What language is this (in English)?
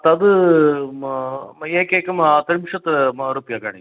Sanskrit